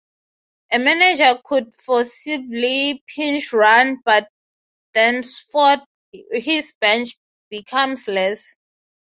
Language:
English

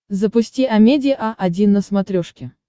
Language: Russian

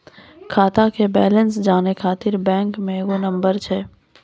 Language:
Maithili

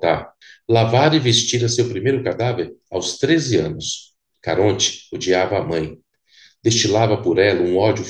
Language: Portuguese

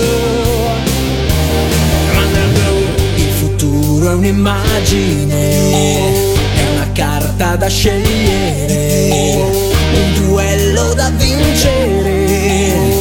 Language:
Italian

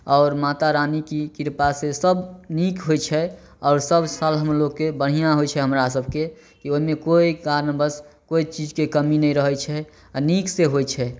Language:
Maithili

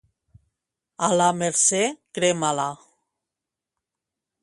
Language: Catalan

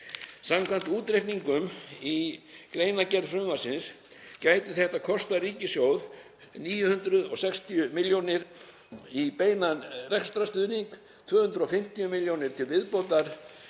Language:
Icelandic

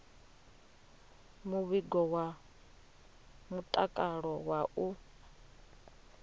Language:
Venda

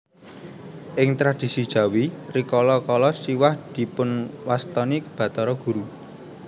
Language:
Javanese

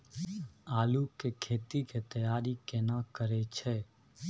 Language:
Maithili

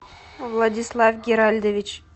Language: Russian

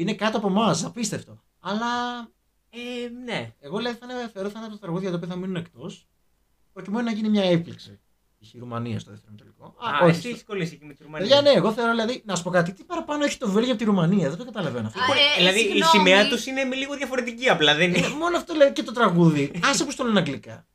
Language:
Greek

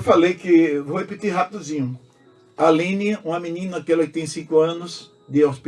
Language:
Portuguese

